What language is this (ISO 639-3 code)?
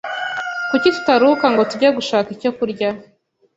kin